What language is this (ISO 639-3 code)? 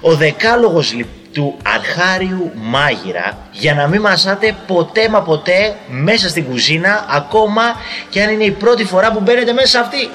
ell